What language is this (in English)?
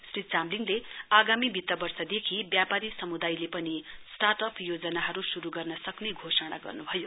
Nepali